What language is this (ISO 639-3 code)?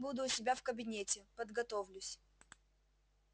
rus